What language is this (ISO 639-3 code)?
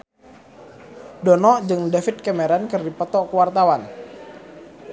sun